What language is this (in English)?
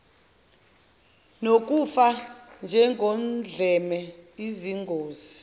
Zulu